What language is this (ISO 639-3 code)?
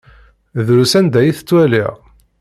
kab